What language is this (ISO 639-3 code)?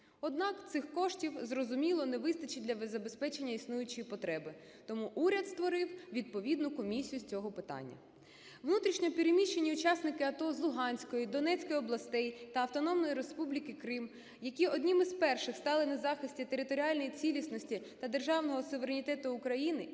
ukr